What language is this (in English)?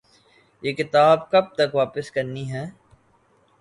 Urdu